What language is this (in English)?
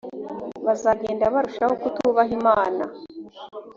Kinyarwanda